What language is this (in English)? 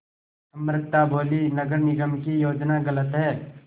Hindi